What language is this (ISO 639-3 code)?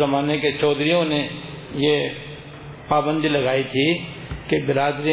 urd